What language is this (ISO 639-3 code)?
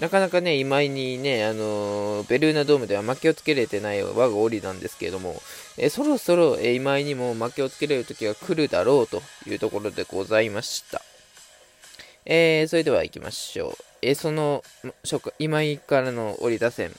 jpn